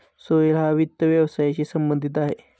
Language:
Marathi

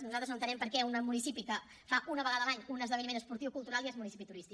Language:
Catalan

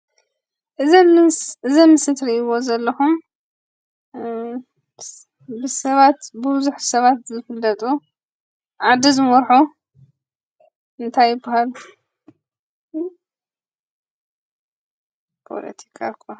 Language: Tigrinya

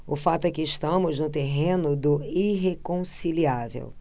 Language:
Portuguese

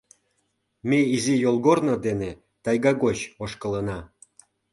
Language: Mari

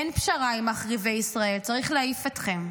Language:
Hebrew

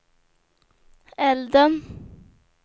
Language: Swedish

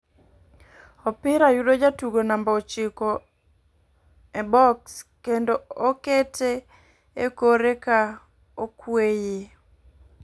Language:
Luo (Kenya and Tanzania)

